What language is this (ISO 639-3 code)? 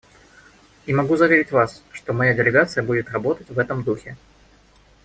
rus